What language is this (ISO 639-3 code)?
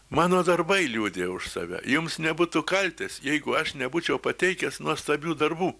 lit